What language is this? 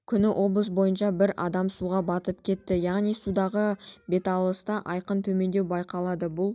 Kazakh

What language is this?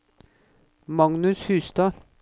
Norwegian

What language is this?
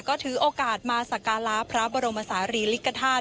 Thai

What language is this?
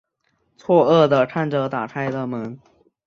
Chinese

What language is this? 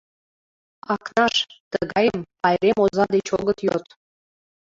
Mari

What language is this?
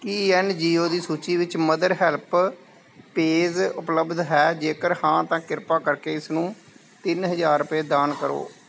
Punjabi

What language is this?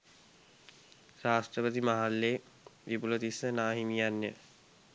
Sinhala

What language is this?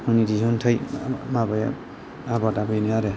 Bodo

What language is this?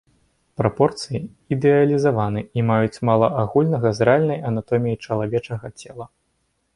Belarusian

